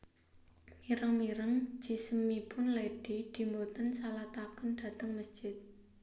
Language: Javanese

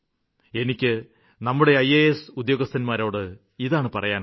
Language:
Malayalam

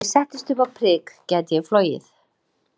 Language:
Icelandic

